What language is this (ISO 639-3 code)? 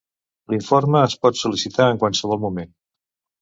cat